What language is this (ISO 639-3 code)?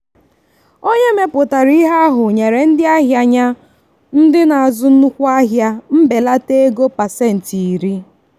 ibo